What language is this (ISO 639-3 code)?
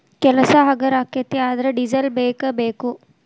kan